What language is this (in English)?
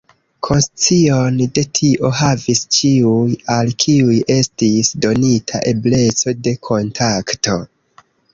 Esperanto